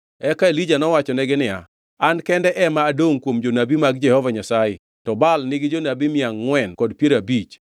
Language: Luo (Kenya and Tanzania)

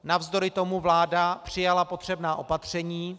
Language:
Czech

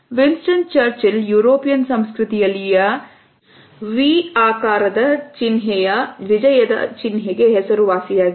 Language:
Kannada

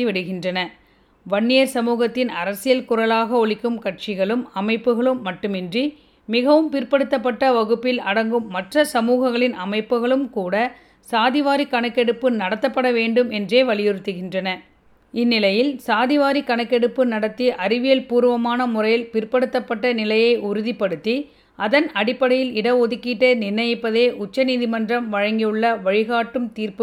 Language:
Tamil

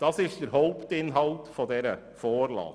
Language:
Swiss German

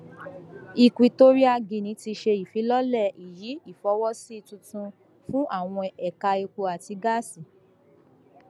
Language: Yoruba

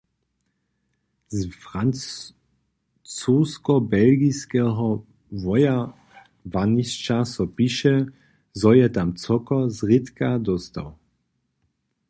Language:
Upper Sorbian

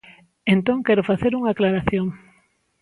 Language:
Galician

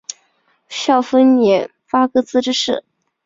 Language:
Chinese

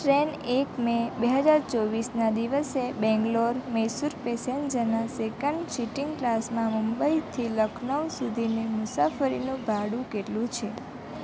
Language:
Gujarati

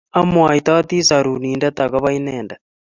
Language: Kalenjin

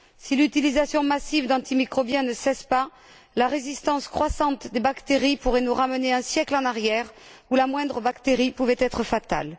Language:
French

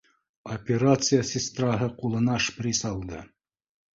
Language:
Bashkir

